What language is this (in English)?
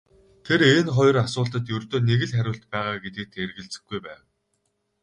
Mongolian